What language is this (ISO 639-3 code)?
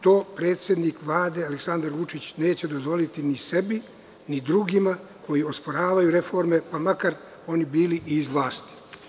srp